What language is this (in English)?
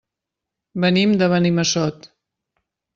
Catalan